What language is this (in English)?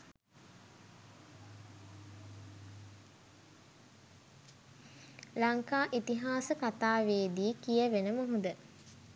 Sinhala